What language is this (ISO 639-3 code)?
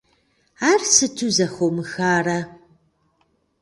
kbd